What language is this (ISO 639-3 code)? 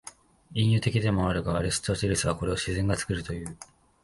jpn